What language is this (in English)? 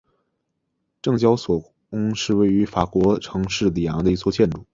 Chinese